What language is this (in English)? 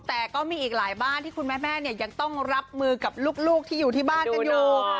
Thai